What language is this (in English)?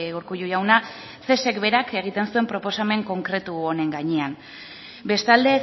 Basque